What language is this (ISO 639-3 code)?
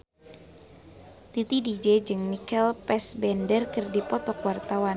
sun